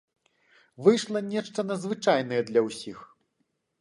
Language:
Belarusian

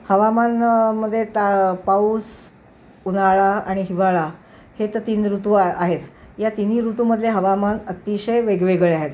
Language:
Marathi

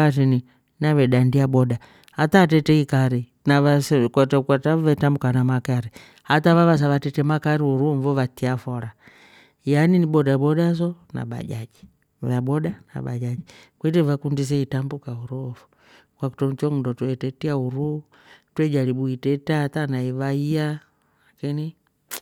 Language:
Rombo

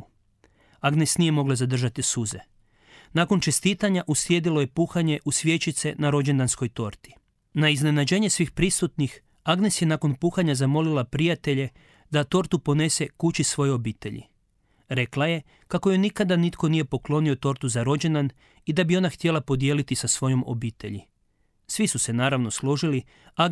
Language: Croatian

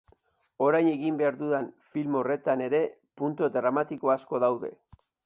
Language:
Basque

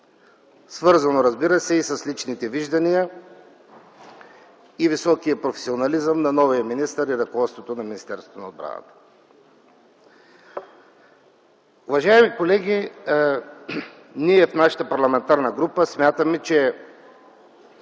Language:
Bulgarian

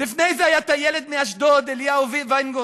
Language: Hebrew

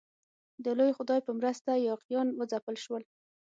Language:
Pashto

